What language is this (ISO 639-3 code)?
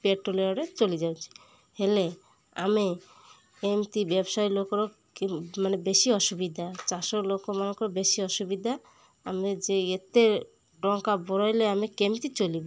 ori